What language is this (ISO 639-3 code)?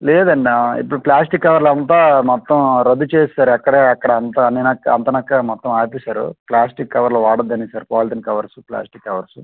tel